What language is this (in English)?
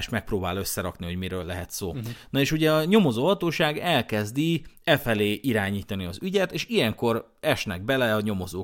Hungarian